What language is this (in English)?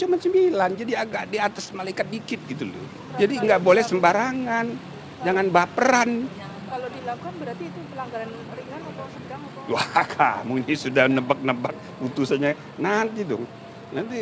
Indonesian